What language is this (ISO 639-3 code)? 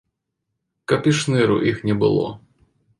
bel